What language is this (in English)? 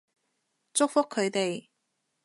Cantonese